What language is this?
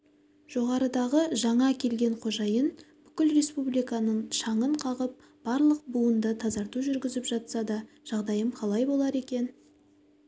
Kazakh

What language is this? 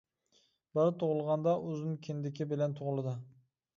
Uyghur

